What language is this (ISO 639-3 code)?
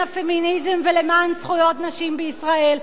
heb